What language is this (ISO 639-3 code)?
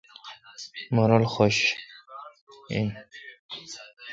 xka